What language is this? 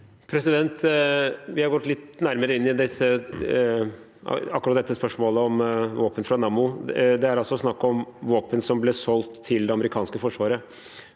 Norwegian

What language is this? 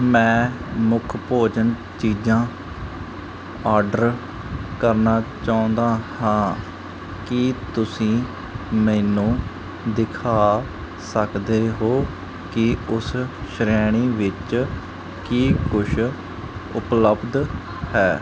Punjabi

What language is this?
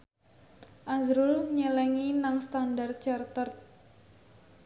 Javanese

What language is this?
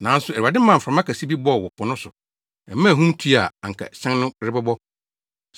Akan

